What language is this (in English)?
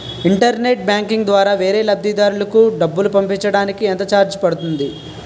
Telugu